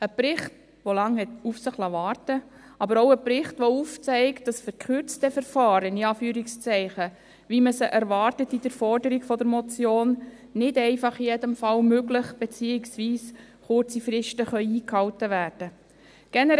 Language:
Swiss German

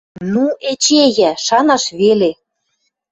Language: Western Mari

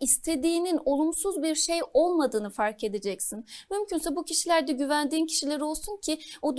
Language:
Turkish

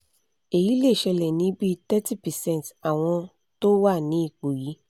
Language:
Yoruba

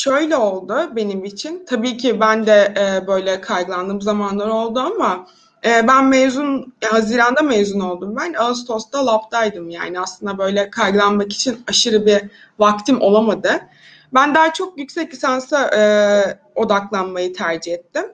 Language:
Turkish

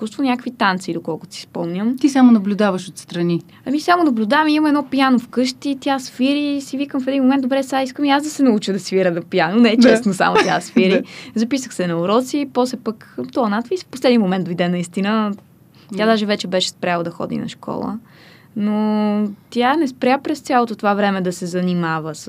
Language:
Bulgarian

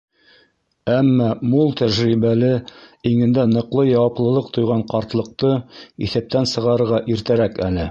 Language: Bashkir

